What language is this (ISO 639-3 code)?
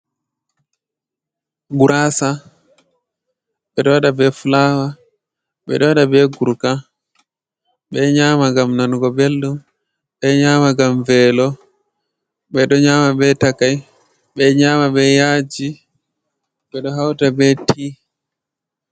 ful